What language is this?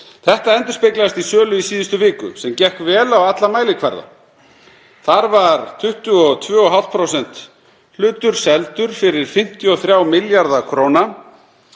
Icelandic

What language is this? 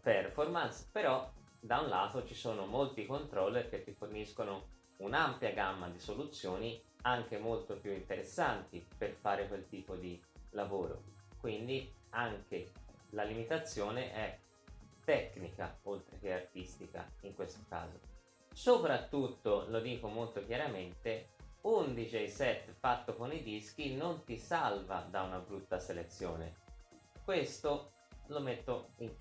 Italian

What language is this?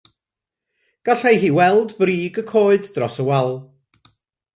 Welsh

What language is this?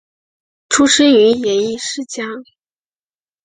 Chinese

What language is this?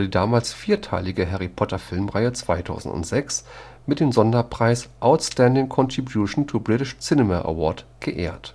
German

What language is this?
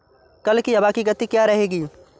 Hindi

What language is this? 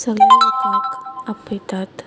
Konkani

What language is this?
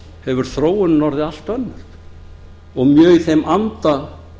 Icelandic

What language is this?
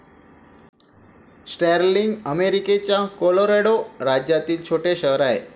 Marathi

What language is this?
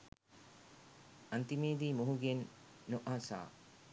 Sinhala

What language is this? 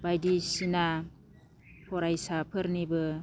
Bodo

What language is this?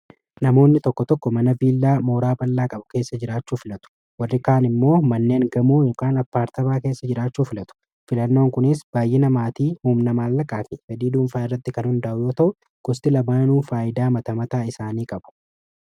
Oromo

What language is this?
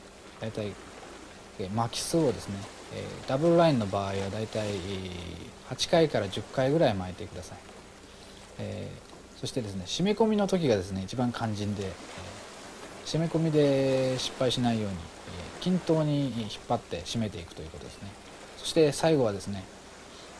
Japanese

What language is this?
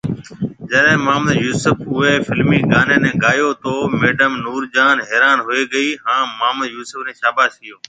Marwari (Pakistan)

